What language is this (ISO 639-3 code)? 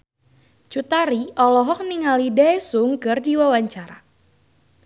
sun